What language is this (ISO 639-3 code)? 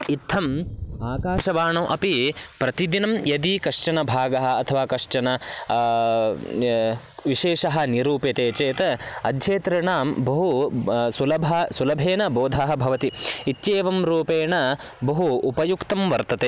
san